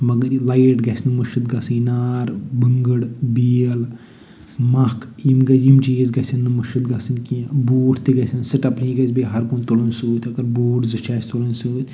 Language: Kashmiri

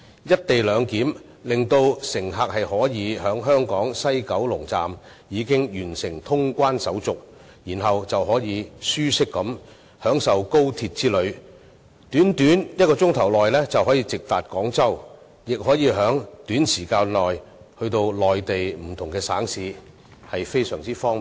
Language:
Cantonese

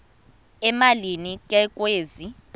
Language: Xhosa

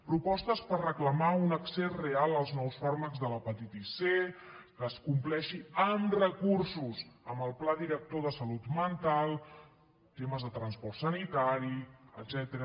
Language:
Catalan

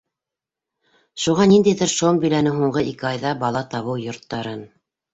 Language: Bashkir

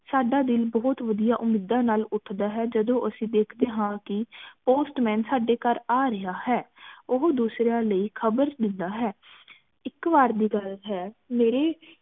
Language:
Punjabi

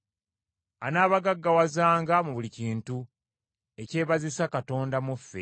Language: Ganda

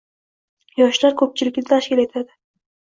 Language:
Uzbek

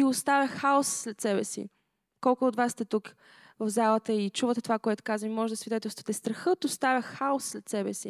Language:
Bulgarian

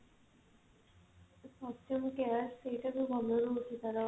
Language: Odia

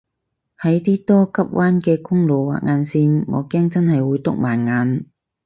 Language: Cantonese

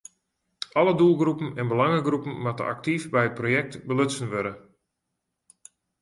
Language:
Western Frisian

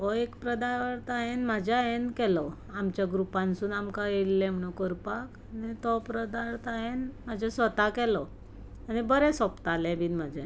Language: Konkani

